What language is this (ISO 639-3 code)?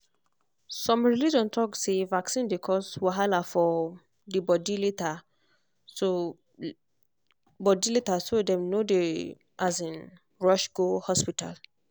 pcm